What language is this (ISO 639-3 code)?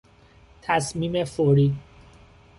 fas